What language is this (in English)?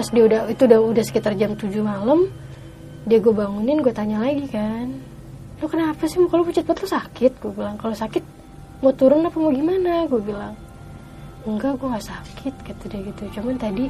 Indonesian